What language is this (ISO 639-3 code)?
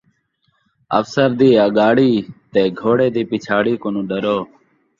skr